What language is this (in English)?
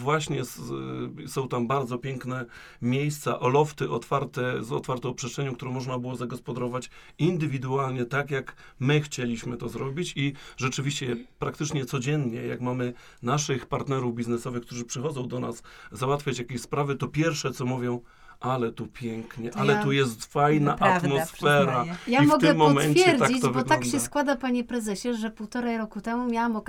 Polish